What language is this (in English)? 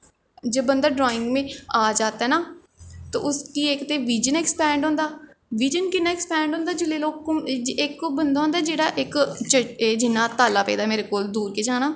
Dogri